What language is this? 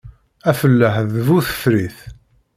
Kabyle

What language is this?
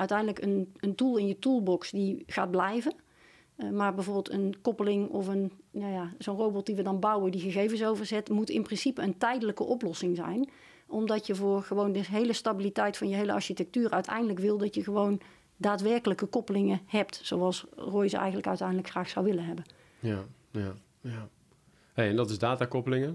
Dutch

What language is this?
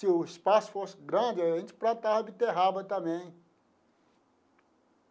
Portuguese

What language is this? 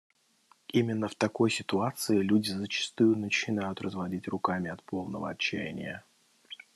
Russian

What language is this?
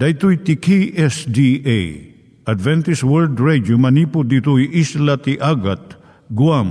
Filipino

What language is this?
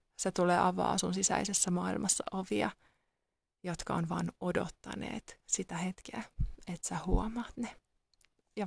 Finnish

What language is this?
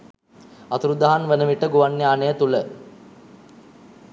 Sinhala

